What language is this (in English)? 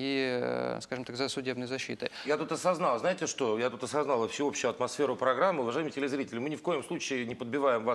Russian